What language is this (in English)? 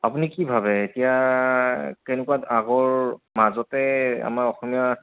Assamese